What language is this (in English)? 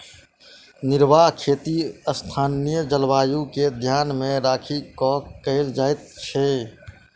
Maithili